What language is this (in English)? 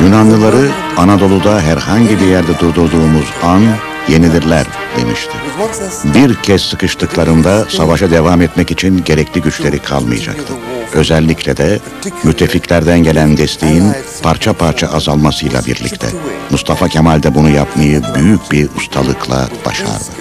Turkish